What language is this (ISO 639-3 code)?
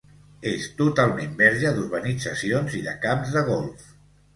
cat